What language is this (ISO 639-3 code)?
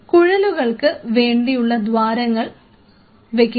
mal